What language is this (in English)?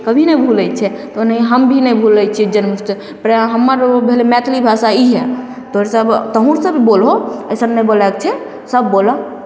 Maithili